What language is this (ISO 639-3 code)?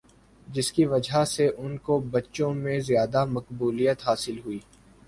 urd